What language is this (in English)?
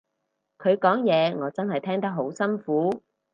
Cantonese